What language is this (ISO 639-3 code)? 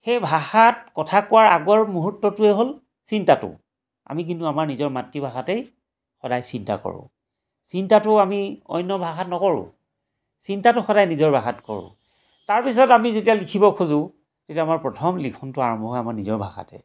asm